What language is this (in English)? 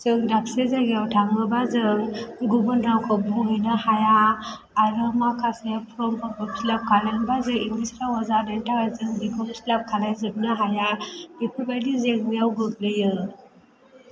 Bodo